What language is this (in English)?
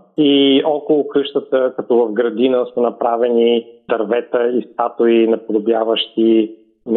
Bulgarian